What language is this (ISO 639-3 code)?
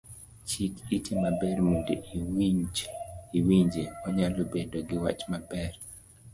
luo